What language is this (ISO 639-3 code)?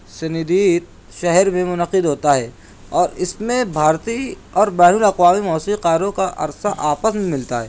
urd